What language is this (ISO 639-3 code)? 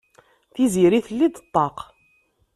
kab